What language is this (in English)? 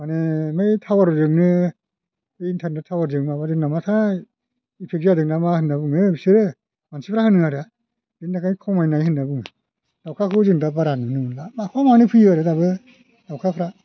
Bodo